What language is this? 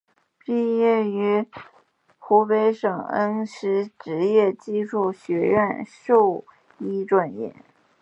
Chinese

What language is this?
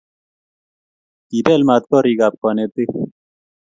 Kalenjin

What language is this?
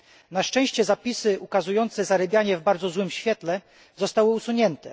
Polish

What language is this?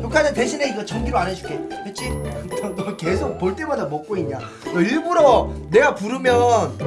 Korean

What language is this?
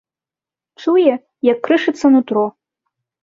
Belarusian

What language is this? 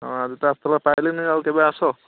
Odia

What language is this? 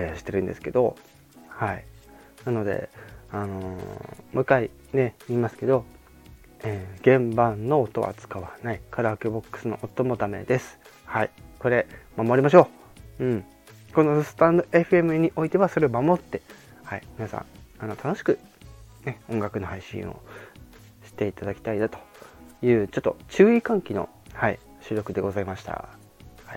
Japanese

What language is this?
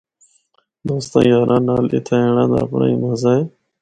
Northern Hindko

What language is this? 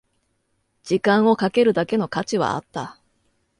Japanese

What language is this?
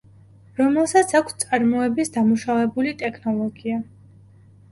Georgian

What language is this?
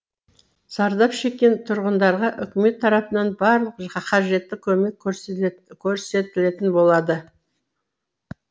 Kazakh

